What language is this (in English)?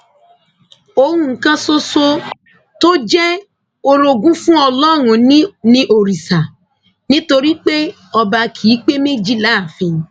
Yoruba